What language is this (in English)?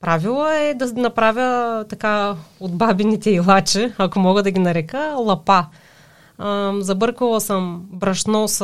Bulgarian